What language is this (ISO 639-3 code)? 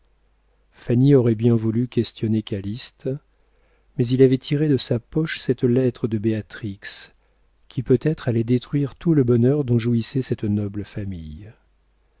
fra